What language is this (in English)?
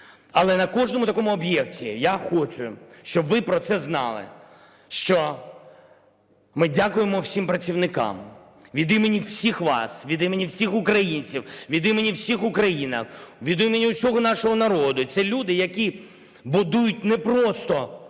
Ukrainian